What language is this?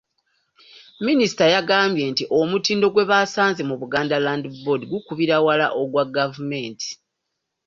Ganda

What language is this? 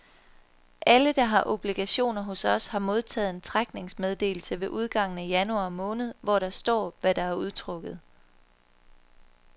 Danish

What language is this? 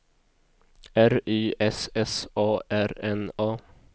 Swedish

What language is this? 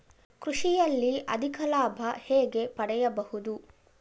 Kannada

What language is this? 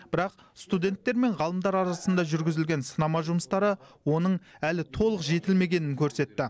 Kazakh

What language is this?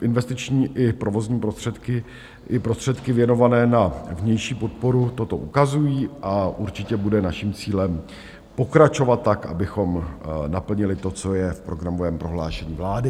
Czech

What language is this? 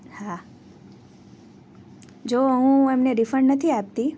Gujarati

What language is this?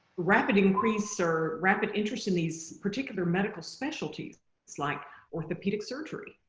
English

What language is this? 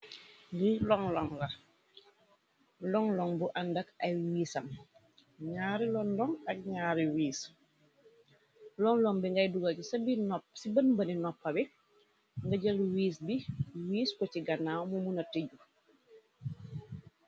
Wolof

